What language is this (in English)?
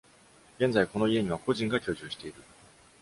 Japanese